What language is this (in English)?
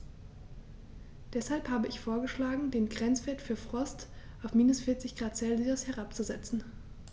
German